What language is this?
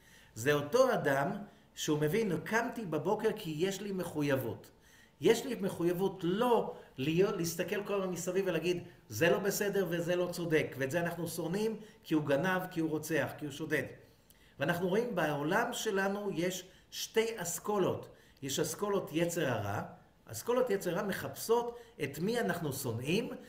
Hebrew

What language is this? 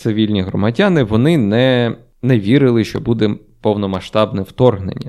Ukrainian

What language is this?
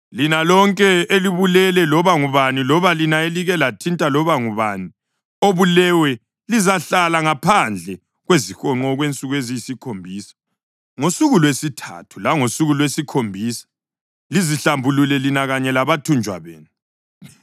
North Ndebele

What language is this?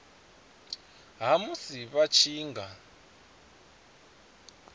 Venda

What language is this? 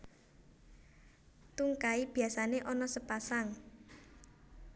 Javanese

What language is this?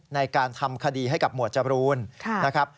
Thai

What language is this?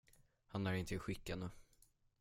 Swedish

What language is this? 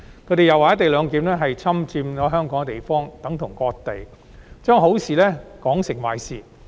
Cantonese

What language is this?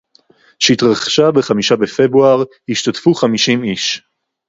Hebrew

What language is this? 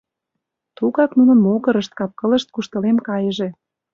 Mari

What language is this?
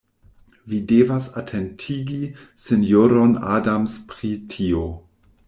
Esperanto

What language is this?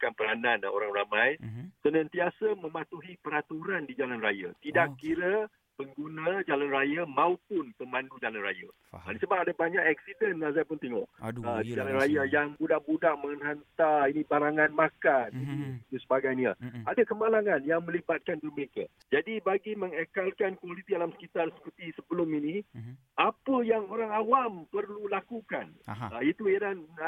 Malay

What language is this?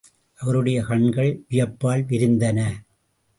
Tamil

